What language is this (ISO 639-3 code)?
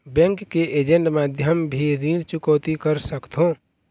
hne